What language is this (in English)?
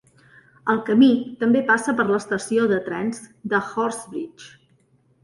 Catalan